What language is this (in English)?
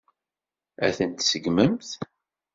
Kabyle